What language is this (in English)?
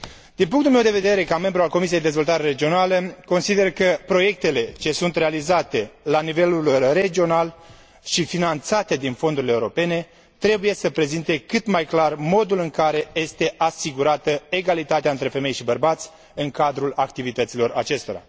Romanian